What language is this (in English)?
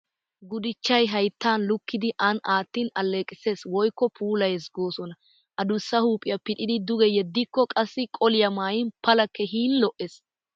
Wolaytta